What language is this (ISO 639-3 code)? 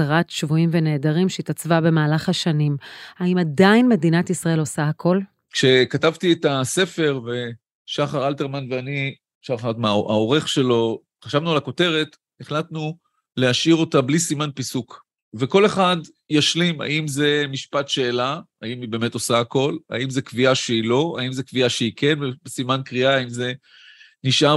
heb